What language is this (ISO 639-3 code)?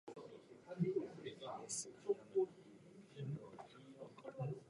jpn